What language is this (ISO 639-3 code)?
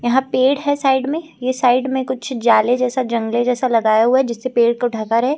hin